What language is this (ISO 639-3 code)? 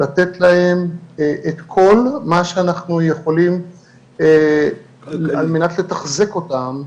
heb